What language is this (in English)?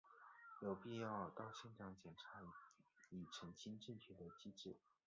Chinese